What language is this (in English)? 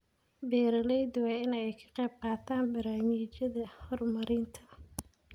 Somali